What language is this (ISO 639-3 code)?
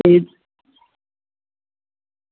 doi